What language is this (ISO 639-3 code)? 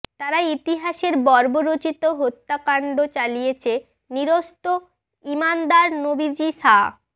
ben